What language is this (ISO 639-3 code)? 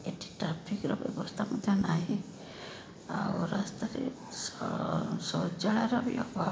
ori